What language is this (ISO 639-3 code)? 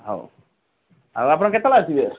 ori